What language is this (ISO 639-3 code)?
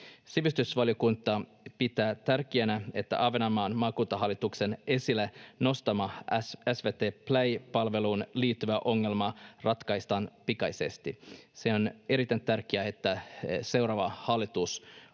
fin